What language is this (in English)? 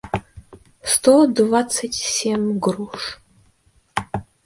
Russian